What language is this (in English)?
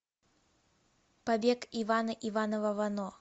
Russian